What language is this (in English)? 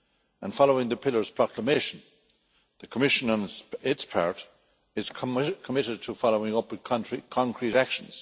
English